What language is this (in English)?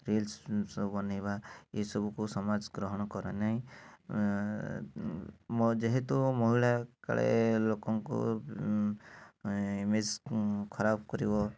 Odia